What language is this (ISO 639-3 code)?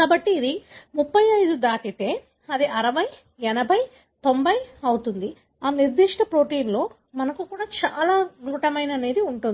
tel